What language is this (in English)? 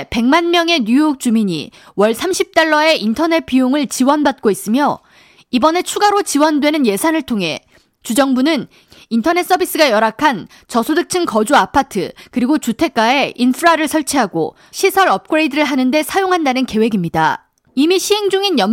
Korean